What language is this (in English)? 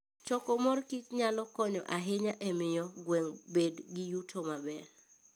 Luo (Kenya and Tanzania)